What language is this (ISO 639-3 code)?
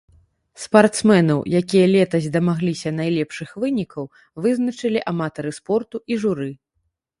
bel